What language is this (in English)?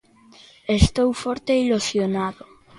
Galician